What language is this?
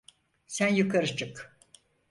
Turkish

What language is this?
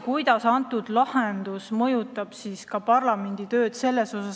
Estonian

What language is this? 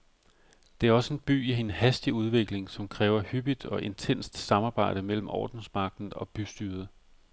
Danish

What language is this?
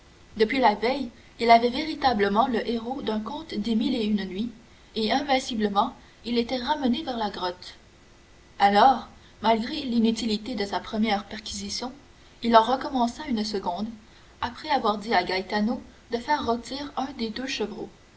French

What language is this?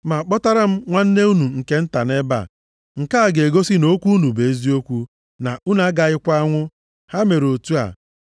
Igbo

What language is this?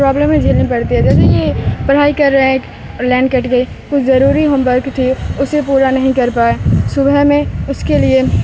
Urdu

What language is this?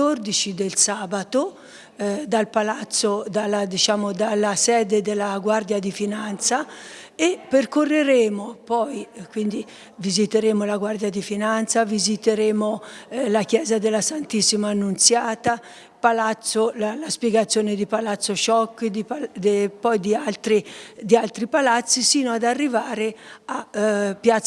Italian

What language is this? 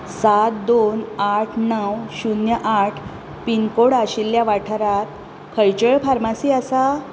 Konkani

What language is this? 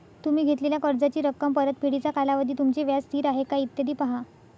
Marathi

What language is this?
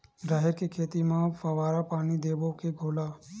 Chhattisgarhi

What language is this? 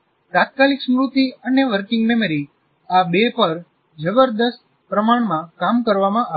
Gujarati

